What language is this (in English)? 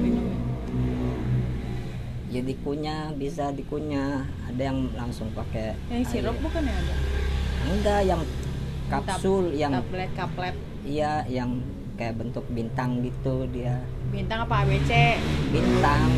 Indonesian